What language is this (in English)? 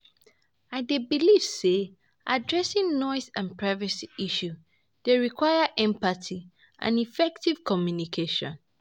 Nigerian Pidgin